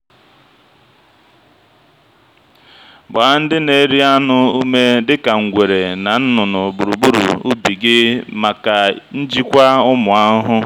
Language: Igbo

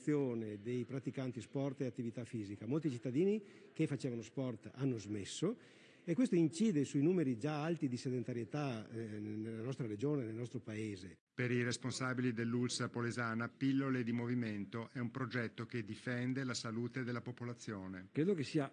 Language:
Italian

